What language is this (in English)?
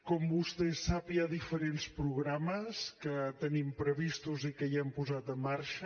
Catalan